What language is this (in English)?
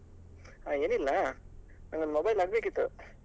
Kannada